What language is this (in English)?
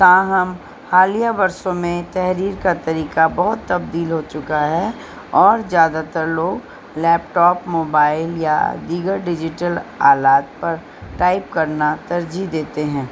Urdu